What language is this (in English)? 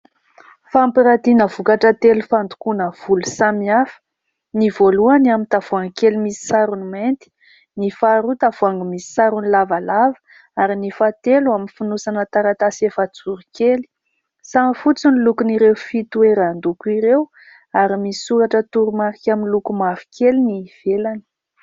Malagasy